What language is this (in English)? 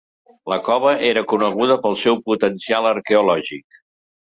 Catalan